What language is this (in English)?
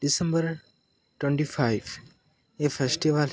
Odia